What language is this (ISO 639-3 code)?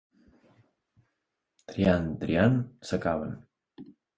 cat